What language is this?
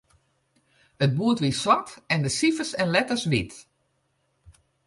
Western Frisian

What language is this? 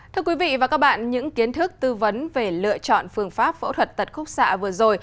Vietnamese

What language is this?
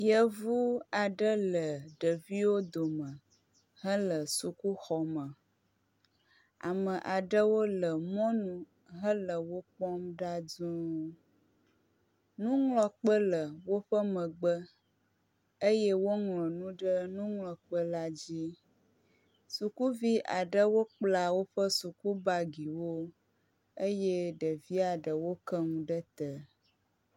Ewe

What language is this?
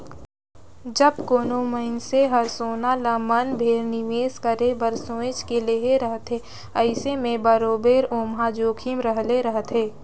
Chhattisgarhi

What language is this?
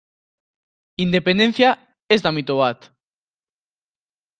Basque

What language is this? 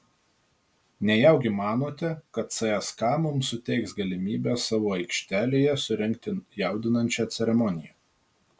Lithuanian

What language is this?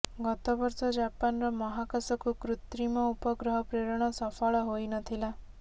Odia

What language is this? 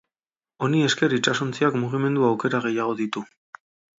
Basque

